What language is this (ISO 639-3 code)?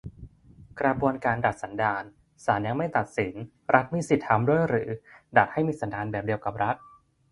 tha